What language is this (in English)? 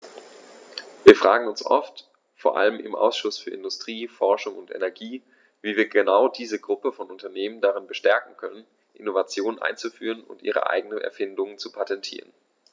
German